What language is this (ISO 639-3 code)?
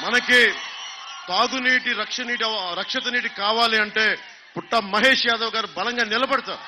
tel